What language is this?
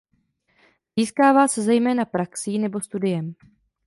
Czech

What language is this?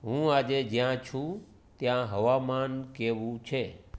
Gujarati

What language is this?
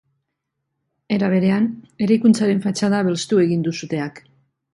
Basque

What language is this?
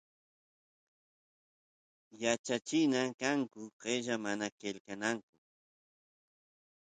Santiago del Estero Quichua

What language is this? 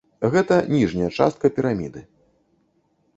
Belarusian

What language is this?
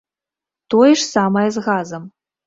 Belarusian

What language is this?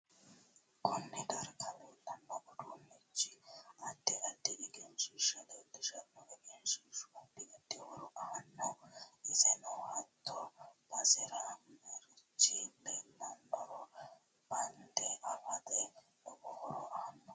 Sidamo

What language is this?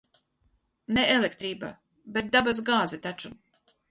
Latvian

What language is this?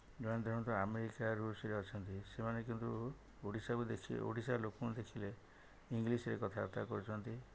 Odia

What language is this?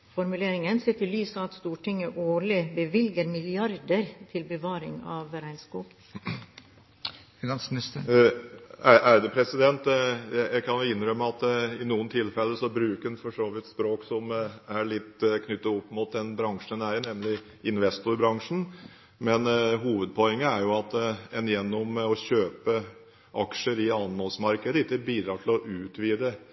Norwegian Bokmål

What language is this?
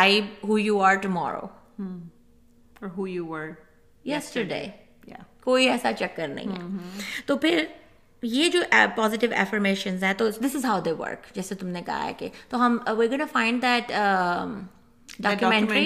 Urdu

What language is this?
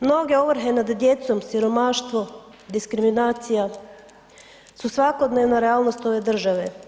Croatian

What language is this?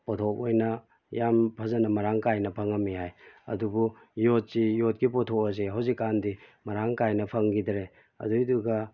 Manipuri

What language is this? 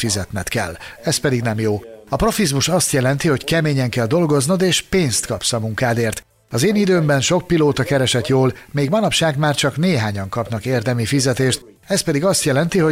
Hungarian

